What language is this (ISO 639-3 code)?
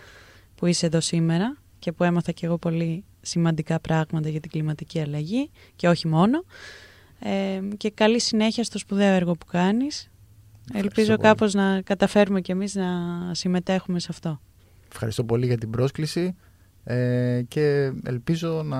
ell